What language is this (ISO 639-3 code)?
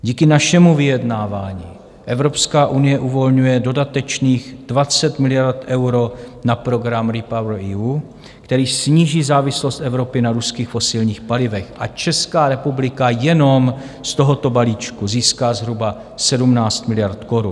ces